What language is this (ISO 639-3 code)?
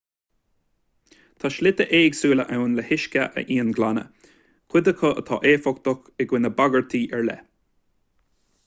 gle